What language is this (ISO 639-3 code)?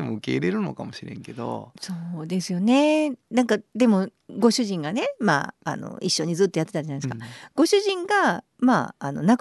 jpn